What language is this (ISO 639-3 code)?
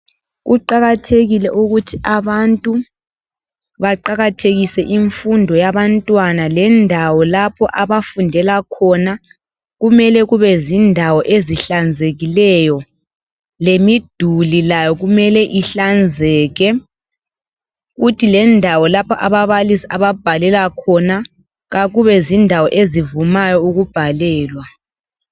nde